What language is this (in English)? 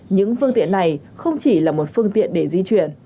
Vietnamese